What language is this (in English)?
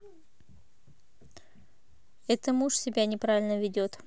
Russian